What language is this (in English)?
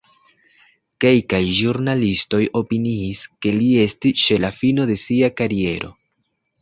Esperanto